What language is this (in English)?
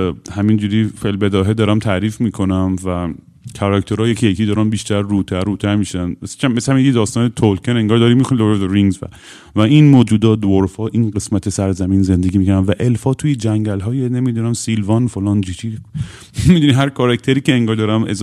Persian